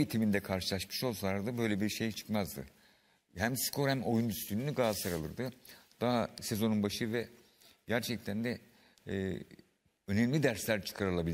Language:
Turkish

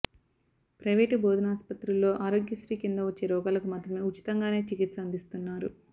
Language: Telugu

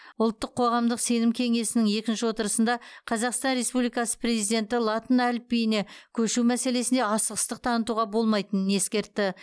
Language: Kazakh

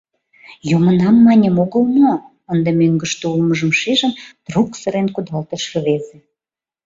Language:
Mari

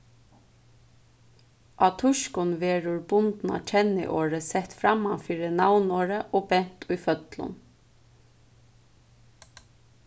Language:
Faroese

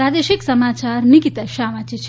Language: Gujarati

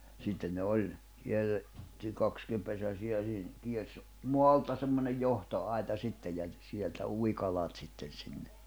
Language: Finnish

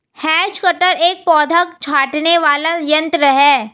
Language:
Hindi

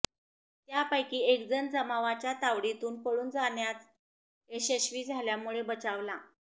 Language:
Marathi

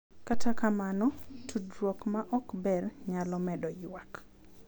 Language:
Luo (Kenya and Tanzania)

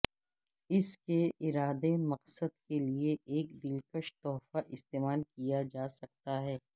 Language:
Urdu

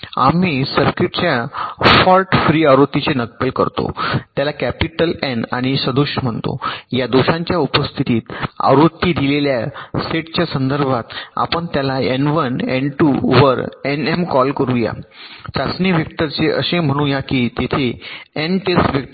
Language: Marathi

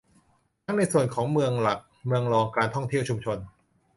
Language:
Thai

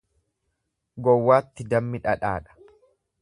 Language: Oromo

